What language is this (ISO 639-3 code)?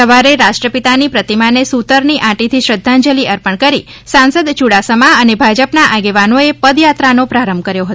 guj